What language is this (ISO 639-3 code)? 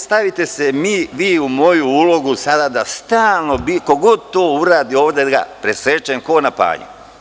srp